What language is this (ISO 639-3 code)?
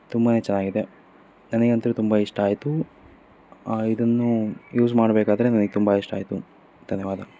kan